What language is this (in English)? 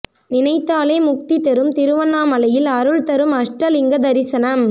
Tamil